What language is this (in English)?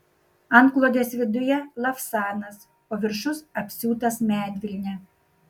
Lithuanian